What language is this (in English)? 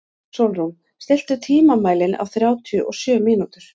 Icelandic